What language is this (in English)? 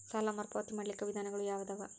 Kannada